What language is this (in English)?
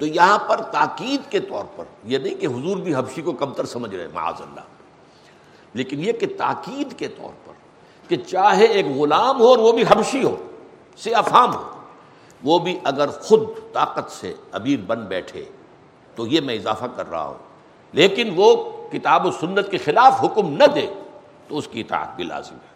Urdu